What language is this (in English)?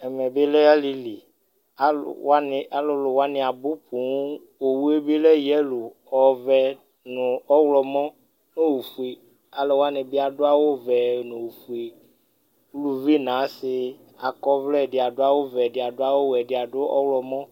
Ikposo